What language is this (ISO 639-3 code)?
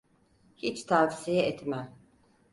tur